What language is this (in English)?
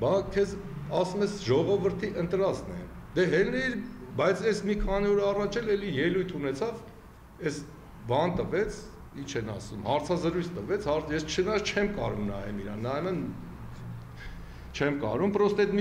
Romanian